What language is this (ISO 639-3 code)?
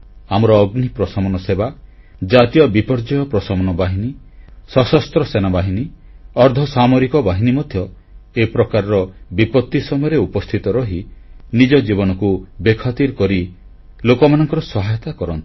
ori